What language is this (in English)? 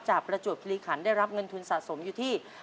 Thai